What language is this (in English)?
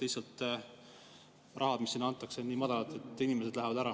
Estonian